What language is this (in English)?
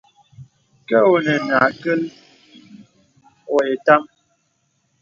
Bebele